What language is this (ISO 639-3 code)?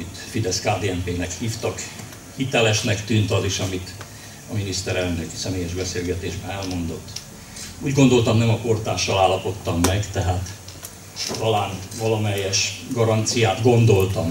hun